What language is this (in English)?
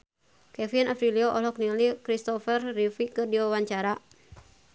Sundanese